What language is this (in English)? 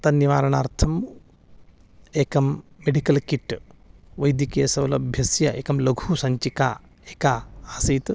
Sanskrit